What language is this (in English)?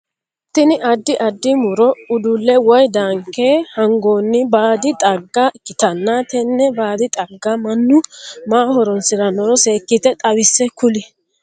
Sidamo